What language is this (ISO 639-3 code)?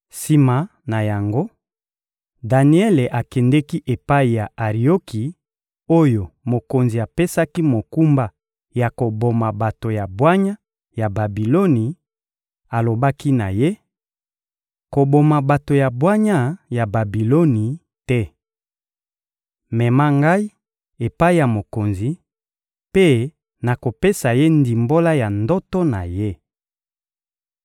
lin